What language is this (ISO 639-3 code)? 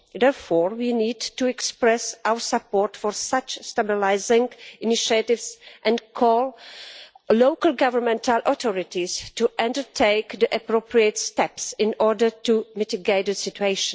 eng